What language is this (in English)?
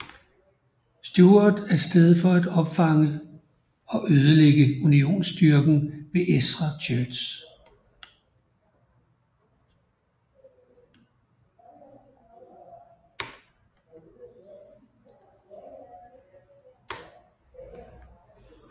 Danish